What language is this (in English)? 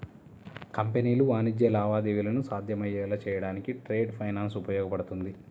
Telugu